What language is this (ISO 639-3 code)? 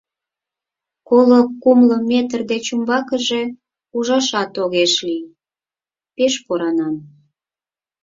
chm